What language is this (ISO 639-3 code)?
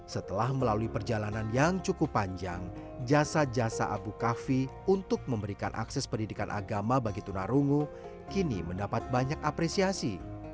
ind